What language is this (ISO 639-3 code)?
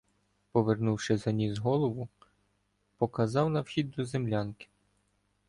ukr